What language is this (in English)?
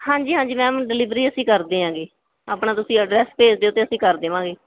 Punjabi